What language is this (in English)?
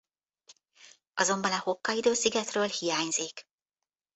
Hungarian